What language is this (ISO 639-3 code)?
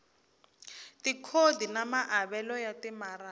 tso